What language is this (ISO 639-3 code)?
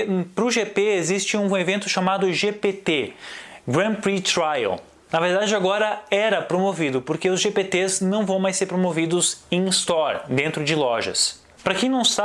por